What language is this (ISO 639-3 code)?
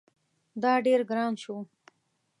pus